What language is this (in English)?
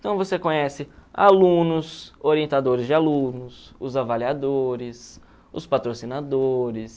Portuguese